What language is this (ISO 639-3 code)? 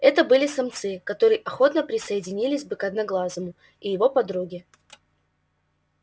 rus